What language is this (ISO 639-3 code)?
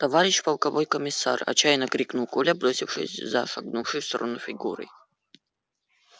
rus